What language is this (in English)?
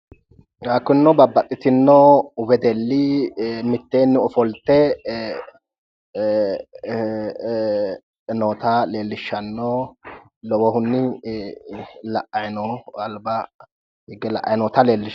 Sidamo